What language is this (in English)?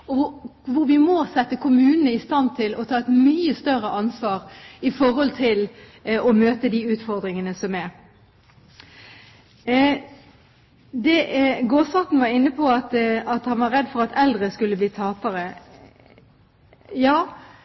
Norwegian Bokmål